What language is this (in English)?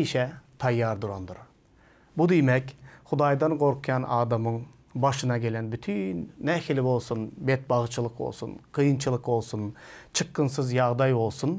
Turkish